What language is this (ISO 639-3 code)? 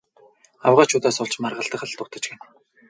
mon